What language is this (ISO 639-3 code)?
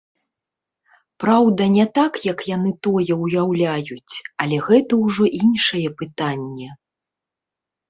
bel